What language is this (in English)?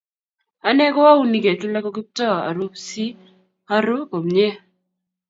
Kalenjin